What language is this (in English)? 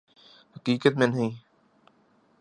Urdu